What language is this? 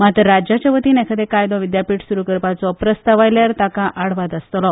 Konkani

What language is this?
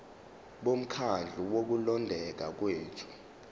Zulu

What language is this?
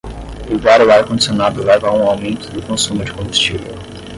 Portuguese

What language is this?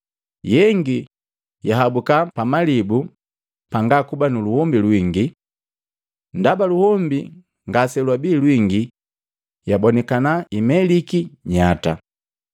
Matengo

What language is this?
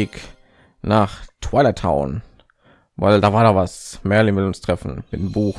German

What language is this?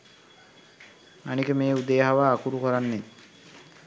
Sinhala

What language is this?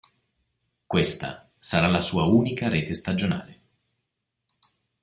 Italian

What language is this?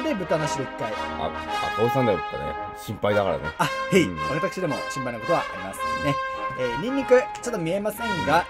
Japanese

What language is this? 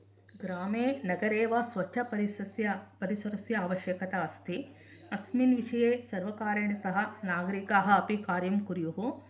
Sanskrit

